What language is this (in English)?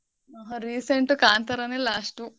Kannada